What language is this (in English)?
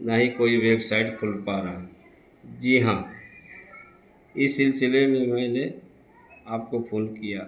Urdu